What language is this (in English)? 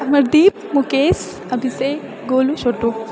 Maithili